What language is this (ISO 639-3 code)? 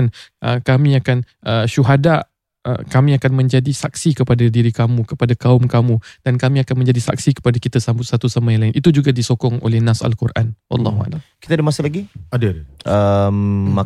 msa